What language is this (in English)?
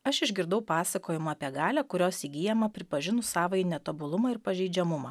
Lithuanian